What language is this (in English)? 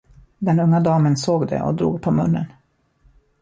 Swedish